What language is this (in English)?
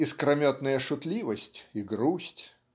Russian